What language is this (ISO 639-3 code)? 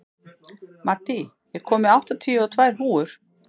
isl